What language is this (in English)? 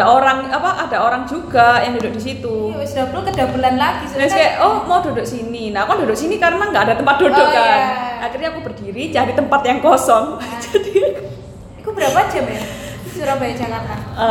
Indonesian